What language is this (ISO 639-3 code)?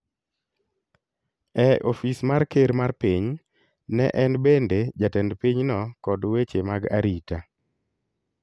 luo